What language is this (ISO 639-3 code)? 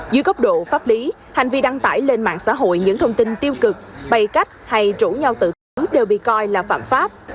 vie